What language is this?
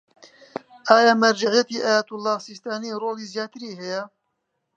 Central Kurdish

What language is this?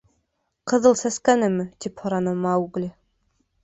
Bashkir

